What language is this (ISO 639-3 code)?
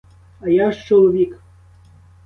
ukr